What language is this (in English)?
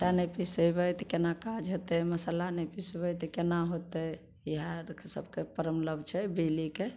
Maithili